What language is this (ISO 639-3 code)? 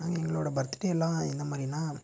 tam